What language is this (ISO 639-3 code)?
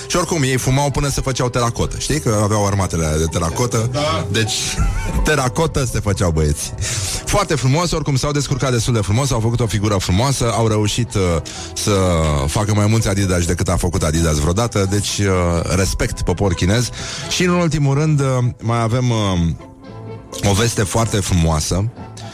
ron